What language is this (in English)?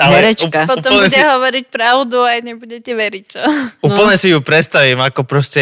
Slovak